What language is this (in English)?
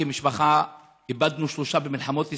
Hebrew